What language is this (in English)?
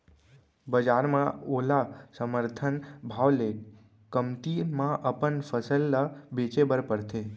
Chhattisgarhi